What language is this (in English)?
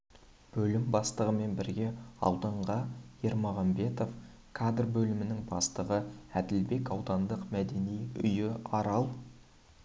Kazakh